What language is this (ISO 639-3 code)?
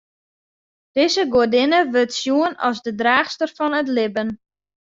fry